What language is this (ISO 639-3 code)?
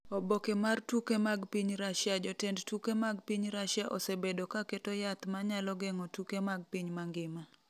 luo